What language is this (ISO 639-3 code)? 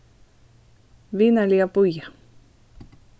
fao